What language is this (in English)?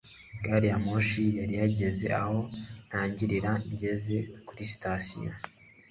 Kinyarwanda